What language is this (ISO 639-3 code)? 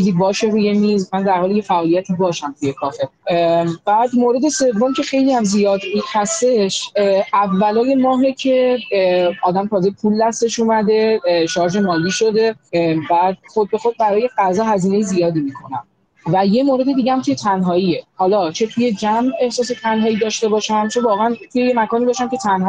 fas